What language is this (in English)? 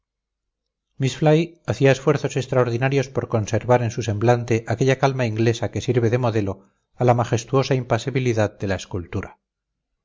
Spanish